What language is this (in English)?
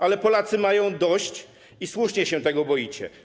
Polish